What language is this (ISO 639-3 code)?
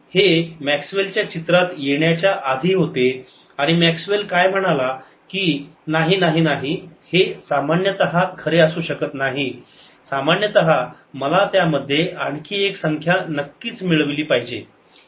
mar